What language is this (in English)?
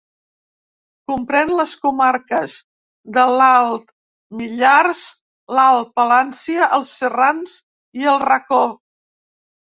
Catalan